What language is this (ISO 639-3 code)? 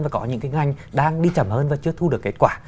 vie